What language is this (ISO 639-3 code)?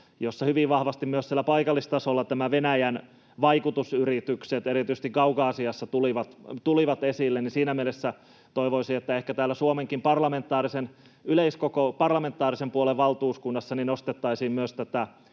fin